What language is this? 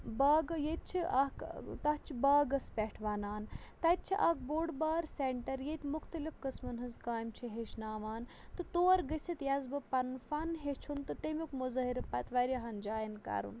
Kashmiri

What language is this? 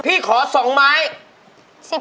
Thai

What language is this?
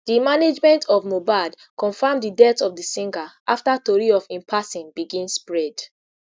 Nigerian Pidgin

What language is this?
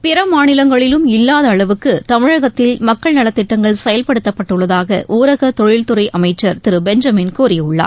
Tamil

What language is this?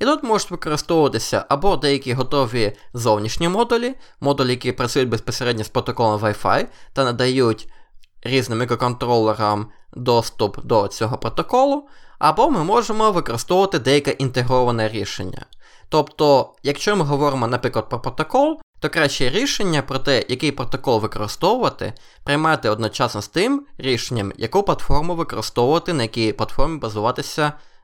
Ukrainian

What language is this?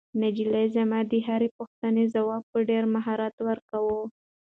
Pashto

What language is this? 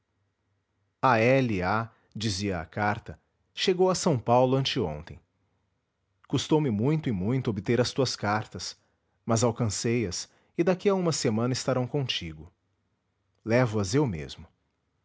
Portuguese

